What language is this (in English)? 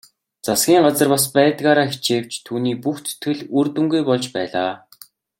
Mongolian